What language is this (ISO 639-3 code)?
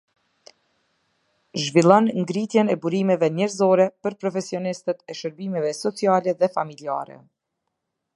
sqi